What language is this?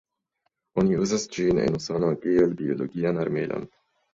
Esperanto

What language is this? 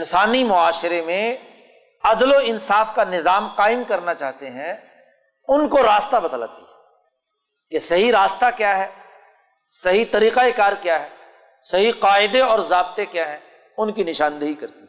Urdu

